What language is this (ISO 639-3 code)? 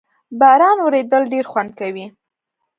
pus